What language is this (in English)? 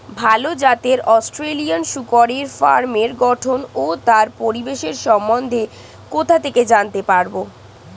Bangla